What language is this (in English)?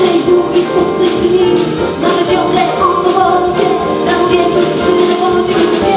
Polish